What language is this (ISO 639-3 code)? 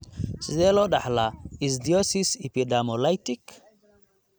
som